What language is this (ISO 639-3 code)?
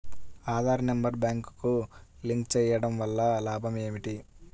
tel